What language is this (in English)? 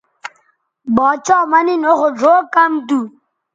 Bateri